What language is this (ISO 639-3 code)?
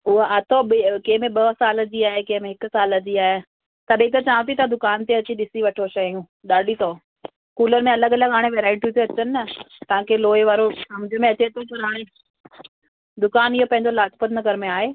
snd